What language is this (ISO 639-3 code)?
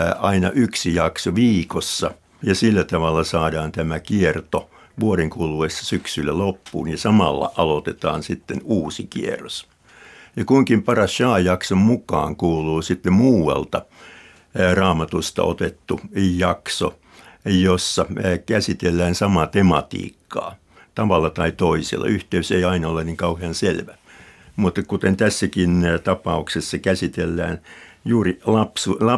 fin